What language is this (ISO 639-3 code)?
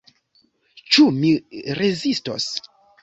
epo